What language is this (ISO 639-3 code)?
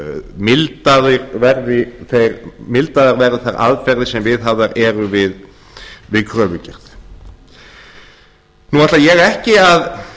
isl